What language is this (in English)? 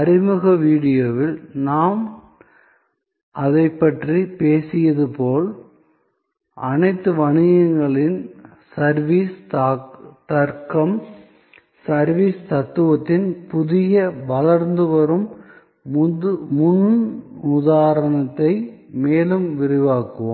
Tamil